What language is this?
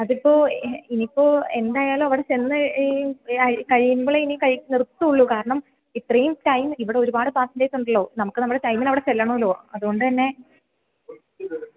Malayalam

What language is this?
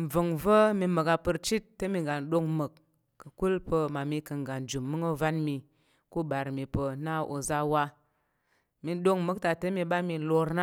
Tarok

